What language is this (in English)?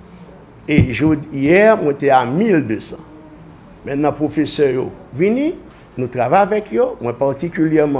French